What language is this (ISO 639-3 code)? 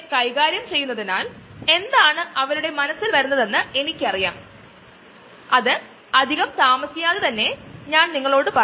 mal